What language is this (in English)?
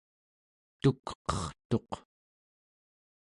Central Yupik